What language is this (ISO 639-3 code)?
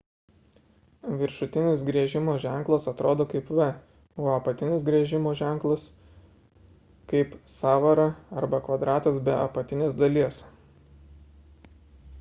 lit